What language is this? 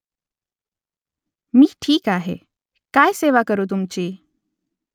Marathi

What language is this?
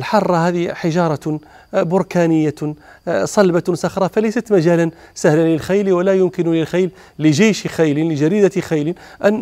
Arabic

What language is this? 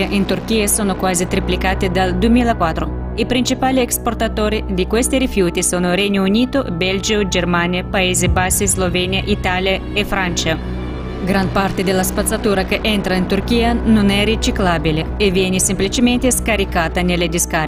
Italian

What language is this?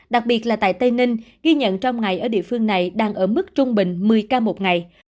Vietnamese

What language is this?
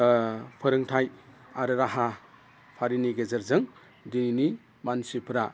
Bodo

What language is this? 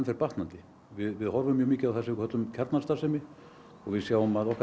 Icelandic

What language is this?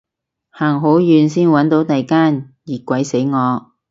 Cantonese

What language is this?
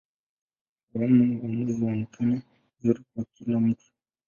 Swahili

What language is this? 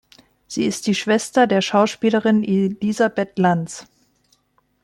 German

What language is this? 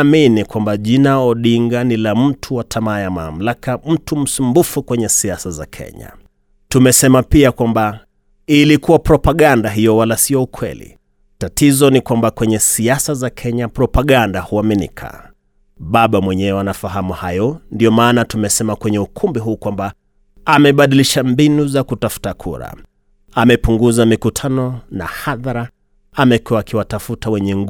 Swahili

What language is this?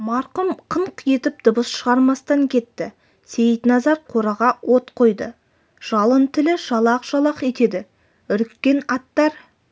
Kazakh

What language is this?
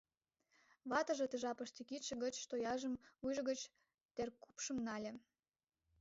Mari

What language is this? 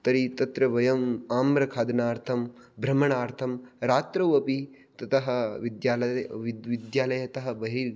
Sanskrit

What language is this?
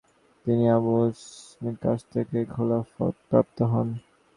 Bangla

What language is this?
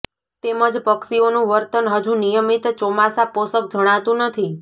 Gujarati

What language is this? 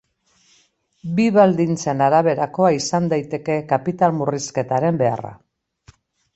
Basque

